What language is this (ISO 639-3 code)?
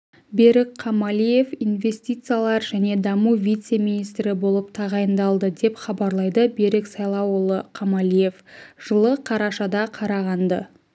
kaz